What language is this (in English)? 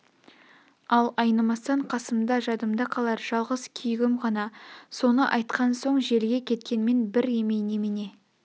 Kazakh